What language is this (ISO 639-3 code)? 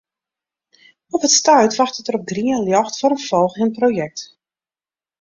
fry